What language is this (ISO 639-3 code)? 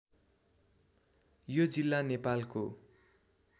nep